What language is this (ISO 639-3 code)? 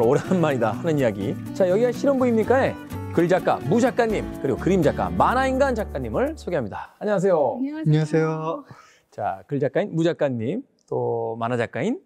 kor